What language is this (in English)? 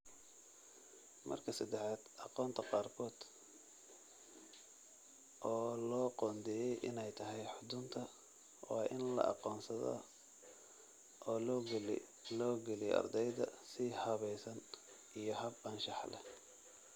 Somali